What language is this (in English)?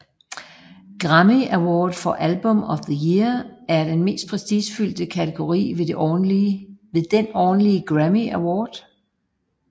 Danish